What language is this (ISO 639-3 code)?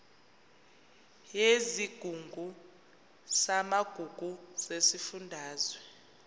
zul